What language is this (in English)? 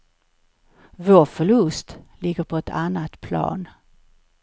Swedish